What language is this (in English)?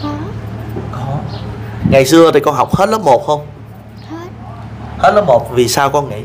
Vietnamese